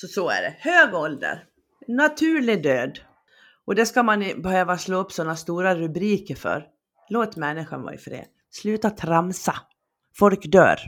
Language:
Swedish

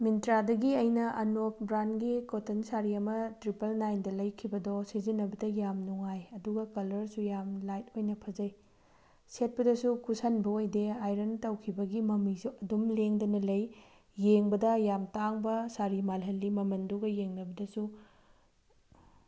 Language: Manipuri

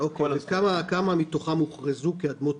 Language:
Hebrew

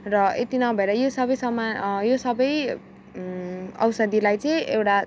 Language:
Nepali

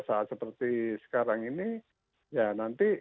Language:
Indonesian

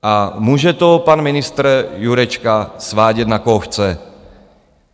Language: Czech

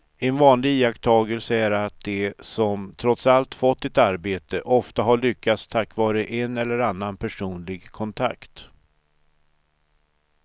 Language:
Swedish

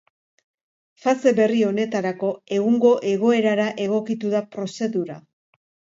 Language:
Basque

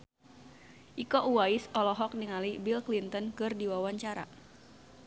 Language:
Sundanese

